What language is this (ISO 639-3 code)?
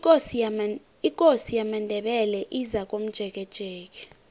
nbl